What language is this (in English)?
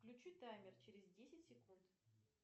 Russian